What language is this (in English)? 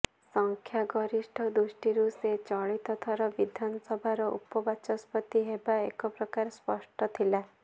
Odia